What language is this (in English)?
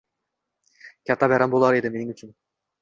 Uzbek